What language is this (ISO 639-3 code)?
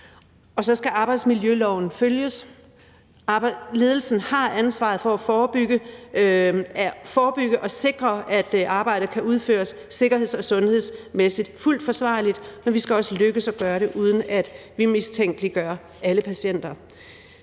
dan